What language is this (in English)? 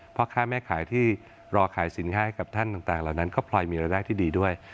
Thai